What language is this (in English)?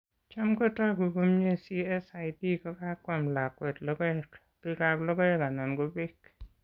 Kalenjin